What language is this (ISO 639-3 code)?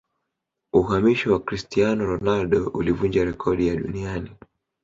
swa